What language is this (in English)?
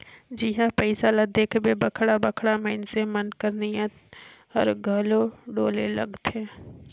Chhattisgarhi